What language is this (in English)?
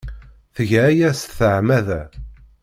Kabyle